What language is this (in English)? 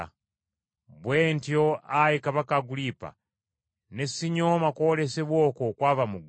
Ganda